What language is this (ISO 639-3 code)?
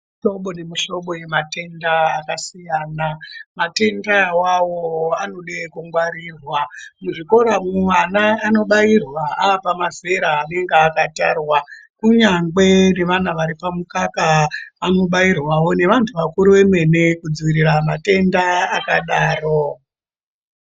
ndc